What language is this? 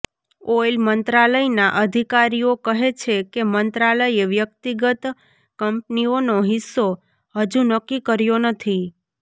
Gujarati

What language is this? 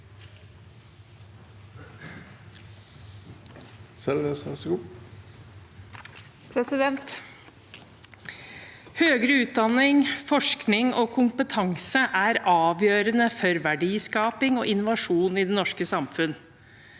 Norwegian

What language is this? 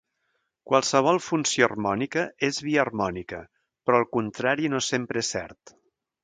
Catalan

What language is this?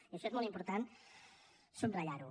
Catalan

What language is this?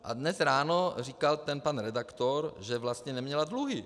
Czech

